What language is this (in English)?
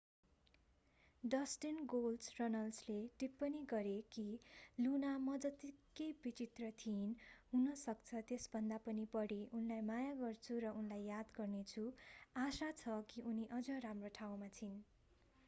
Nepali